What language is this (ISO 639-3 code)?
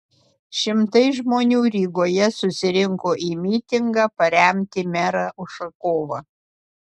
lit